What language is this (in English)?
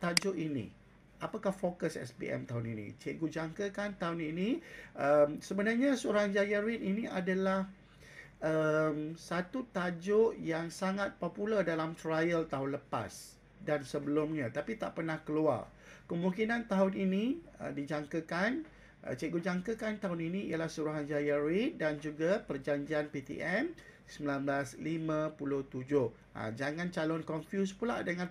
Malay